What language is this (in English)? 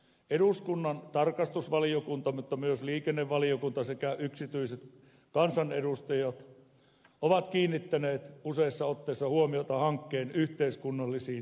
Finnish